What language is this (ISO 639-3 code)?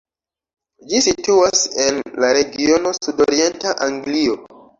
epo